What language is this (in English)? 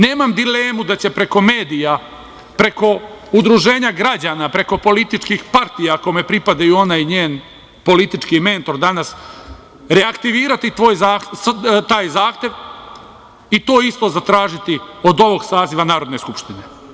Serbian